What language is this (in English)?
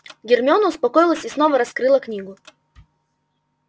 Russian